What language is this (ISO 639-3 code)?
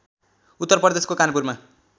nep